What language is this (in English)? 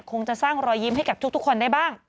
Thai